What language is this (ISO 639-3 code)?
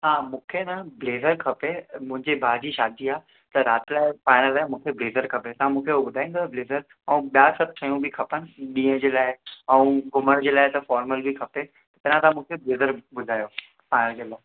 snd